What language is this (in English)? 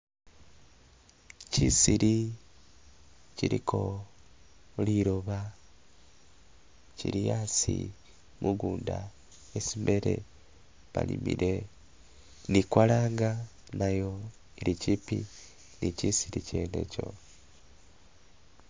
Masaaba